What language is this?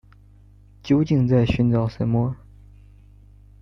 Chinese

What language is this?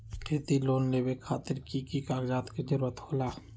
Magahi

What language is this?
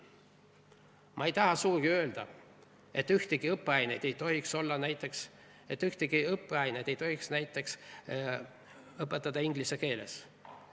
Estonian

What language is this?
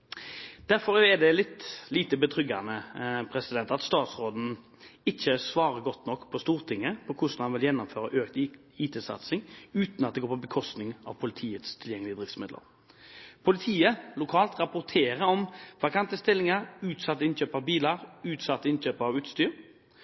Norwegian Bokmål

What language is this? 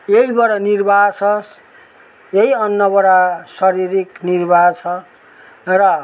Nepali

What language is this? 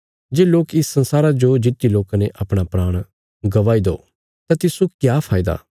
Bilaspuri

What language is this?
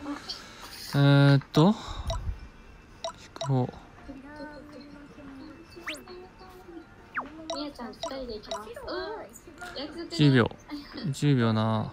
Japanese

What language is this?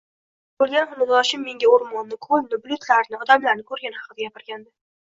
Uzbek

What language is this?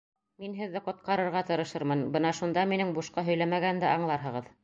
Bashkir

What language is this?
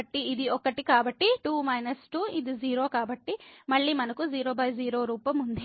Telugu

